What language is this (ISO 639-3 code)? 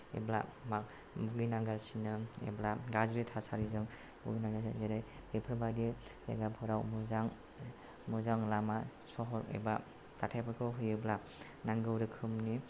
brx